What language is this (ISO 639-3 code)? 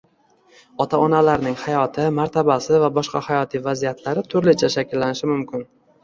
uzb